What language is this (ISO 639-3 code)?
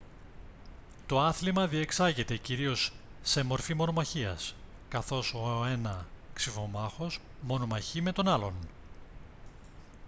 ell